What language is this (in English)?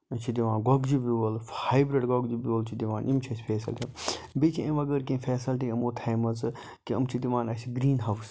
Kashmiri